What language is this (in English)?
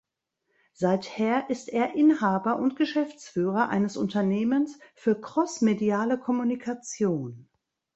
German